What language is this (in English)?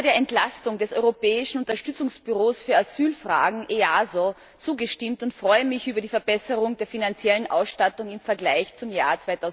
German